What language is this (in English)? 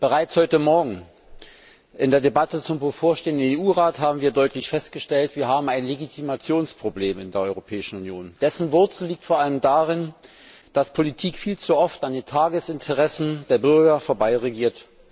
German